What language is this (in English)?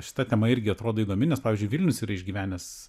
Lithuanian